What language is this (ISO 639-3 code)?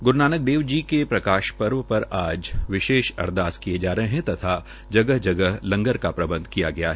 hin